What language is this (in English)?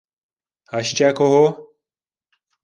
Ukrainian